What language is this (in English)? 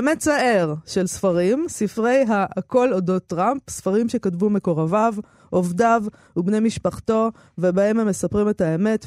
Hebrew